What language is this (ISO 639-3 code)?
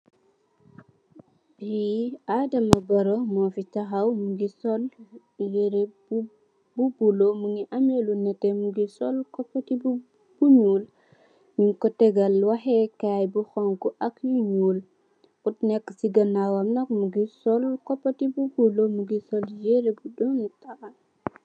wol